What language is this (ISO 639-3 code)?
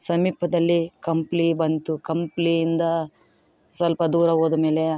kan